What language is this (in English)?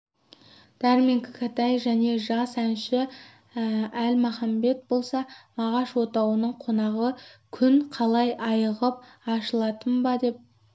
Kazakh